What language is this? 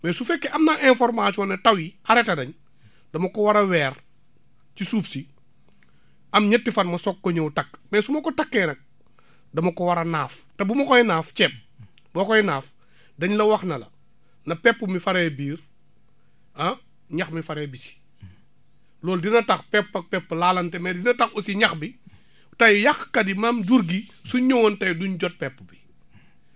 Wolof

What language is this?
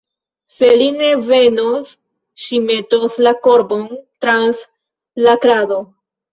Esperanto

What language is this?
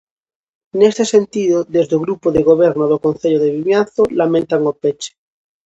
Galician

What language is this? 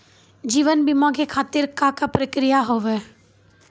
Maithili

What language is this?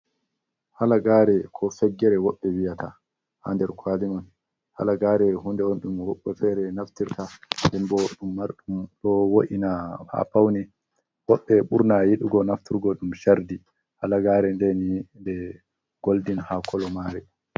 Fula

